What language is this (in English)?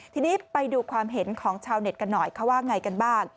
Thai